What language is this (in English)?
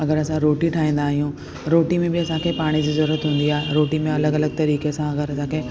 Sindhi